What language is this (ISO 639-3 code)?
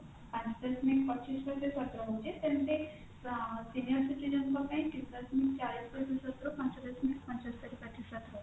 ori